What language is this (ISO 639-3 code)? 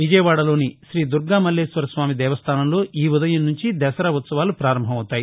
tel